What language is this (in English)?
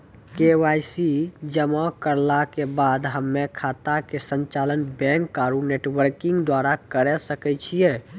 Maithili